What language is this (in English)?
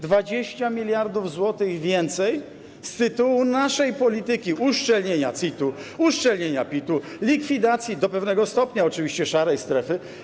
Polish